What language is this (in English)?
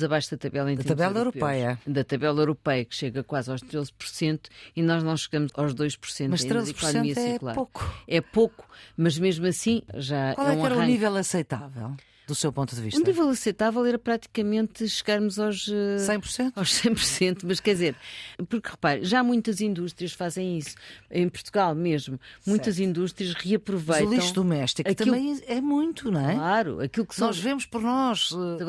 Portuguese